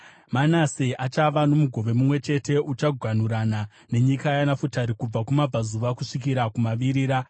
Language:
Shona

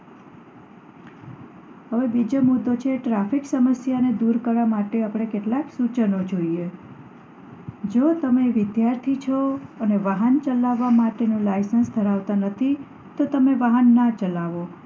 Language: Gujarati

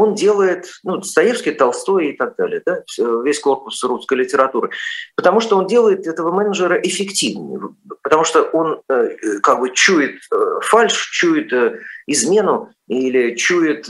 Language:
Russian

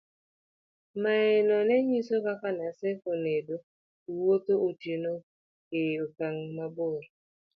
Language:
Luo (Kenya and Tanzania)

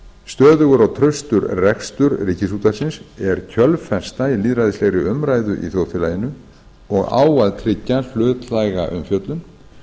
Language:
Icelandic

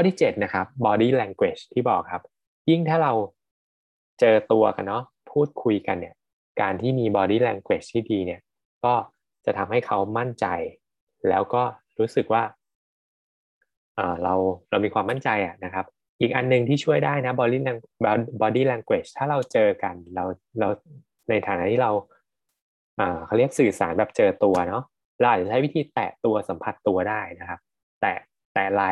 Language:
Thai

